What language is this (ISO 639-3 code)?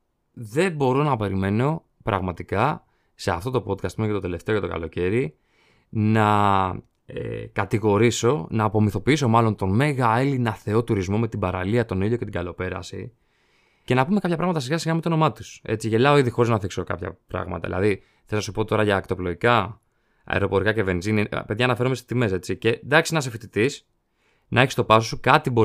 ell